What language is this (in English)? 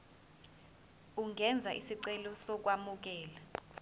Zulu